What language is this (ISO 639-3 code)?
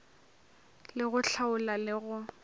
nso